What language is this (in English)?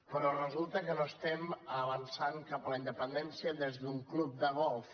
Catalan